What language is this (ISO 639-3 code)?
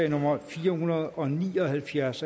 dan